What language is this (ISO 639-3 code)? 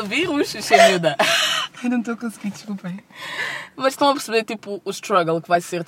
por